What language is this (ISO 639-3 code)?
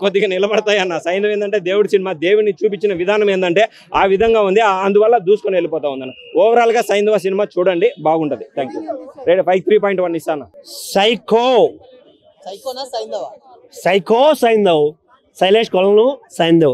tel